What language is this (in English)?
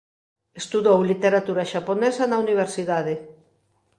Galician